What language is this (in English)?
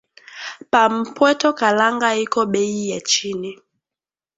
Swahili